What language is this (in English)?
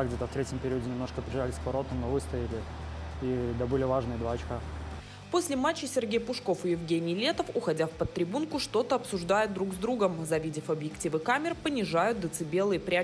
Russian